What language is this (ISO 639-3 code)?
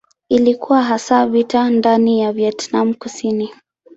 swa